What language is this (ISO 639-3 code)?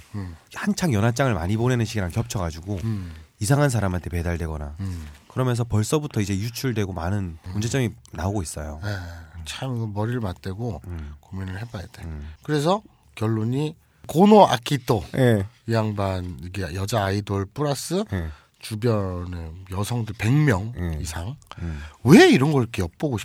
kor